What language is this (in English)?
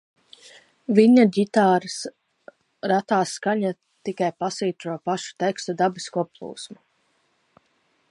Latvian